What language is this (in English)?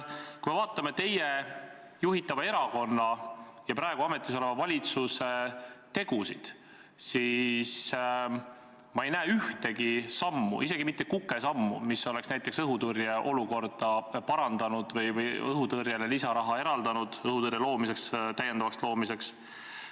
Estonian